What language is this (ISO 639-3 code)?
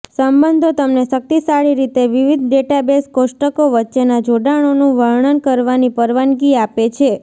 guj